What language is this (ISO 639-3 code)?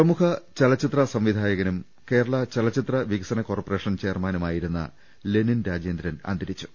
mal